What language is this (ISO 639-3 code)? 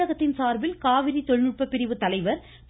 tam